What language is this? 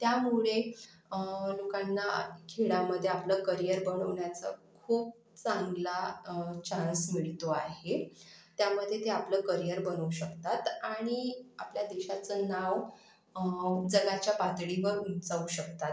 Marathi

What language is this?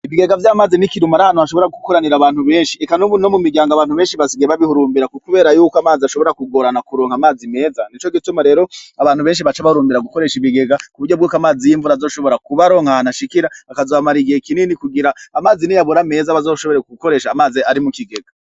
Rundi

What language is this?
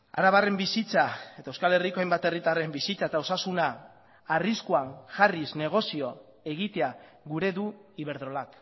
Basque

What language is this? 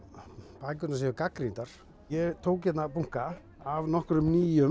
Icelandic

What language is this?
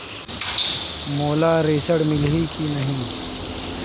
Chhattisgarhi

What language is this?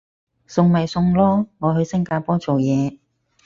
Cantonese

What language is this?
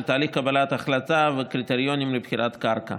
Hebrew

